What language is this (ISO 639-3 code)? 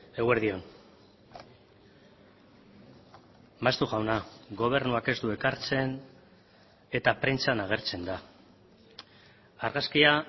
eus